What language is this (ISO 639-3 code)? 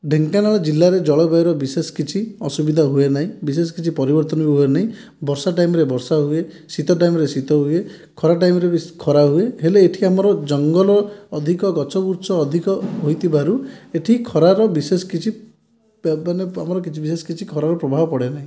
ori